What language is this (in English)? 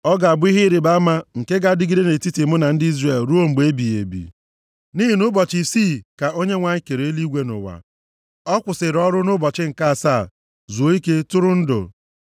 Igbo